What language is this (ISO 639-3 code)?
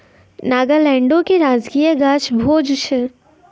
mai